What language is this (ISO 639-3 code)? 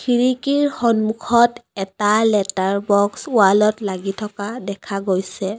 asm